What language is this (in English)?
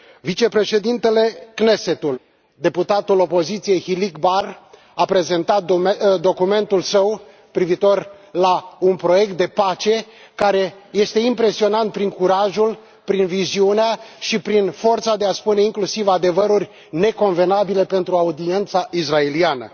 Romanian